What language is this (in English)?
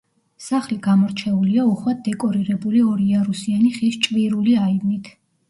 Georgian